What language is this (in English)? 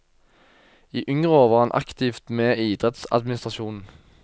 Norwegian